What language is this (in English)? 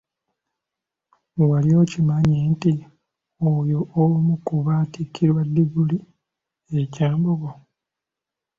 Ganda